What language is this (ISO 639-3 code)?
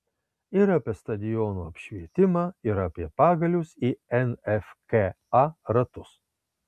lit